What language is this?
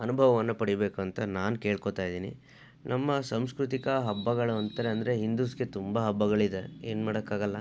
Kannada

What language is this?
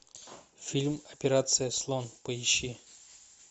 Russian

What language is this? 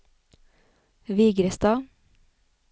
Norwegian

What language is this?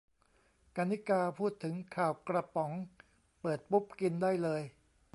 Thai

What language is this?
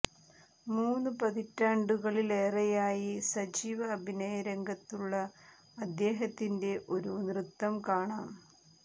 Malayalam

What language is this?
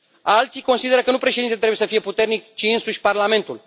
Romanian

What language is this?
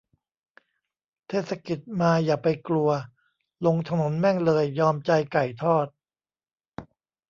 Thai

